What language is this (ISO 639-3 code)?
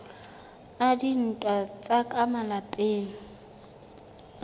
sot